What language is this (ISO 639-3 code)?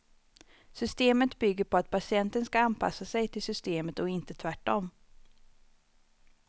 swe